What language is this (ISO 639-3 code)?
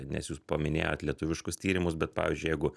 lit